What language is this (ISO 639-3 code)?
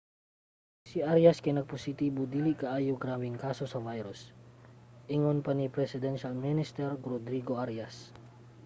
ceb